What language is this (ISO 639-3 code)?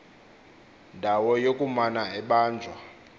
xho